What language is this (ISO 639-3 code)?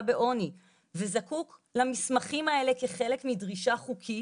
heb